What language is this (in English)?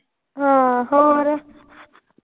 Punjabi